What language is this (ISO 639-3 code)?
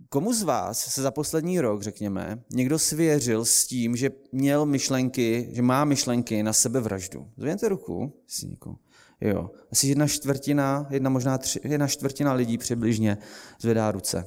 ces